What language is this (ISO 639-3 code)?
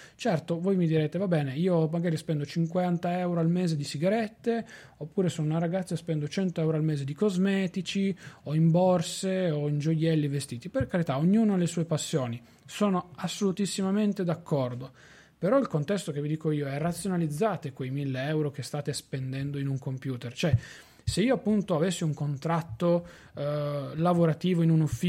ita